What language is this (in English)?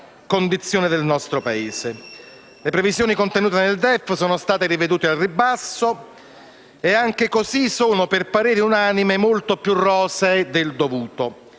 Italian